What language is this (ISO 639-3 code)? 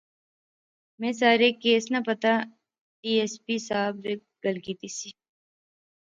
phr